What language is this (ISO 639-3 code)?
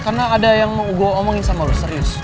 ind